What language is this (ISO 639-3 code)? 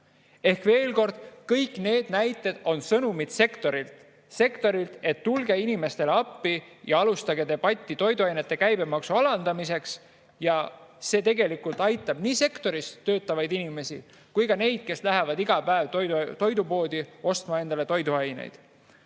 est